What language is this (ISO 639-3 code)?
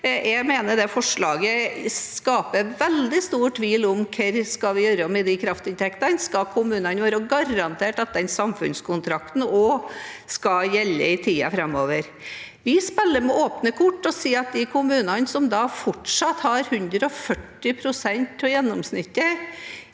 nor